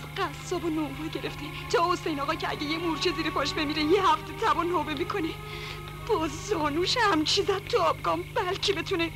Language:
Persian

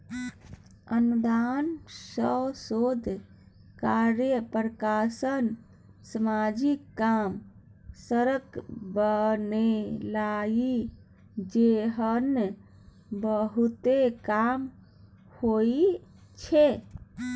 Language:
Maithili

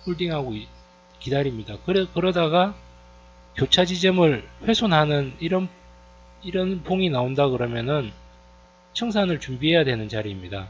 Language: Korean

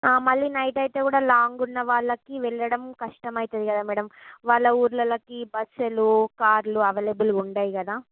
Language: Telugu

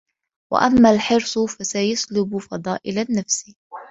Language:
Arabic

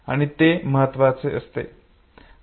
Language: Marathi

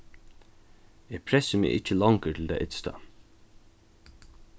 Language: Faroese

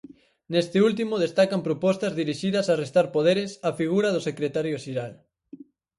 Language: Galician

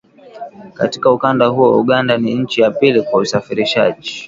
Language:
Swahili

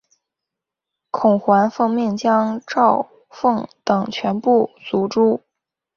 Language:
Chinese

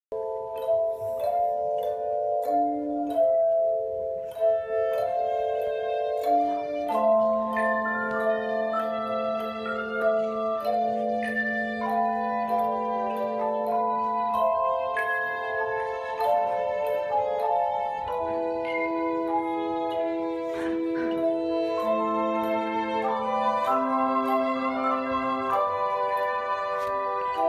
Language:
English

